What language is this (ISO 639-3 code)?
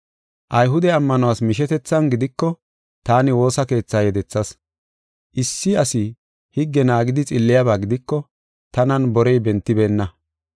gof